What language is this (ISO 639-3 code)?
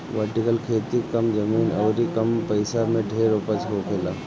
bho